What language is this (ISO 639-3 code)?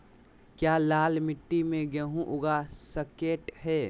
mag